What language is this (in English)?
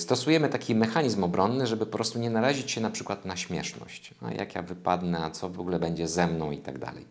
Polish